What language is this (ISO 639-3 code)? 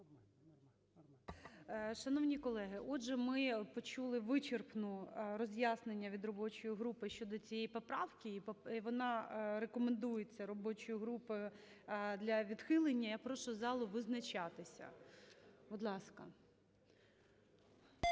ukr